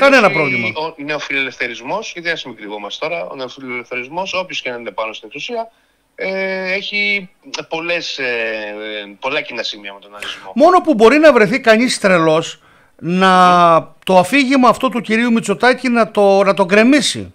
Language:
Greek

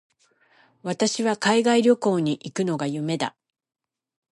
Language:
Japanese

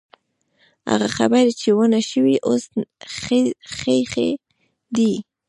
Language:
Pashto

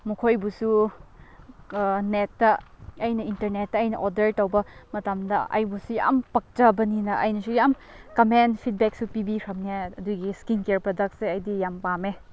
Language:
Manipuri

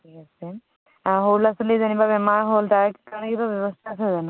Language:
Assamese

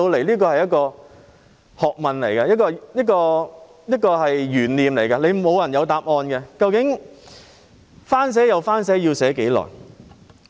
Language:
Cantonese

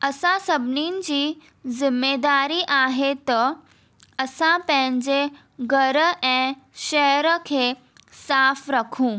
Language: Sindhi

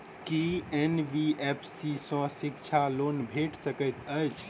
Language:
Maithili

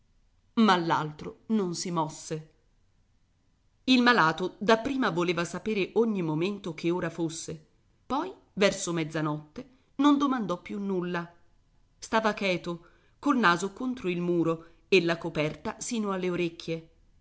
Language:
Italian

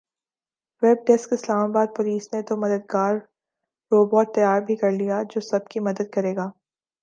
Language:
Urdu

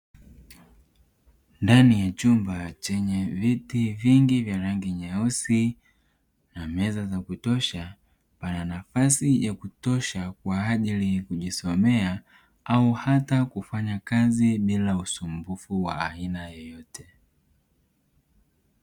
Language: Swahili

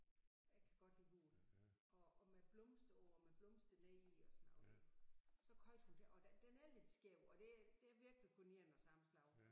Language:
Danish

